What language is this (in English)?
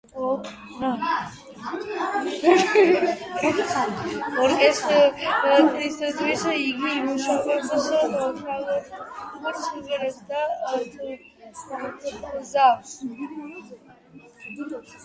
Georgian